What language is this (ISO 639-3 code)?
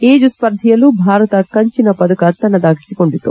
kan